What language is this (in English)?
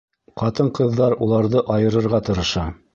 Bashkir